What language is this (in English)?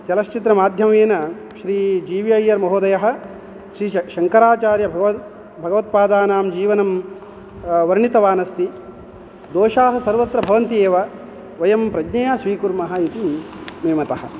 Sanskrit